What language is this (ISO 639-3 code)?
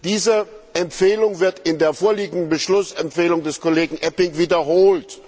deu